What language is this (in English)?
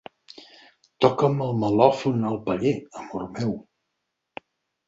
Catalan